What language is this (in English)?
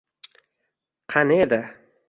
Uzbek